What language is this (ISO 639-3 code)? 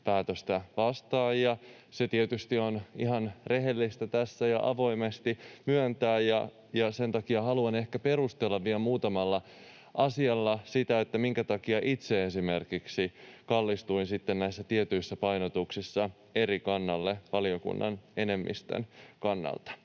fin